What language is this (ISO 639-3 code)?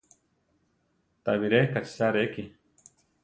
tar